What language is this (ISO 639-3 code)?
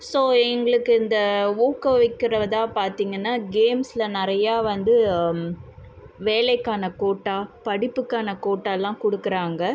tam